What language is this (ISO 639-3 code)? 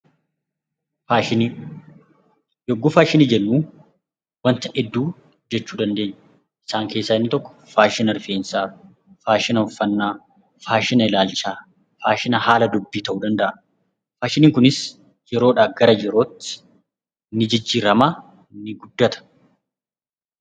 orm